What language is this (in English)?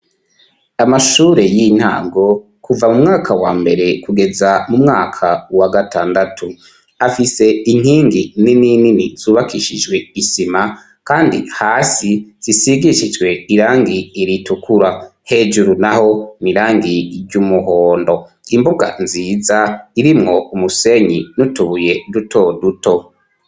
Rundi